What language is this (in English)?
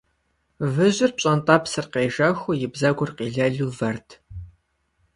Kabardian